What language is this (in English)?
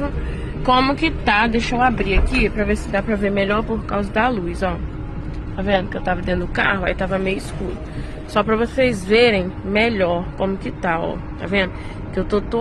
Portuguese